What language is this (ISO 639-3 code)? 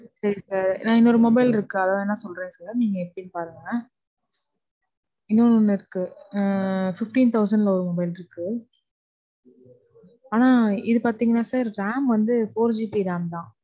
tam